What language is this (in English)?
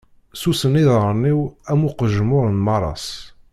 Kabyle